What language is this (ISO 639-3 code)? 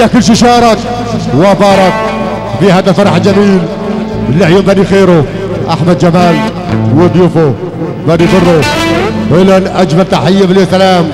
ara